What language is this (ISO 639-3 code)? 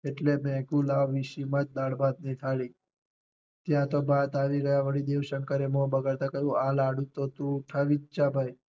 guj